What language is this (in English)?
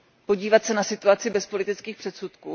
Czech